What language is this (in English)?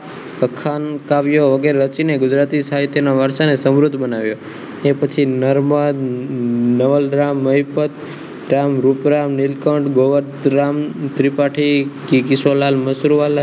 Gujarati